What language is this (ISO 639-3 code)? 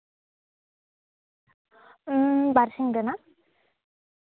sat